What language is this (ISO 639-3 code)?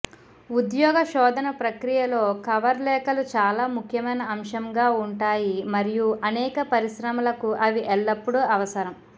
tel